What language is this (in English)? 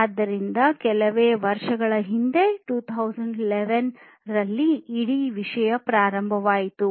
Kannada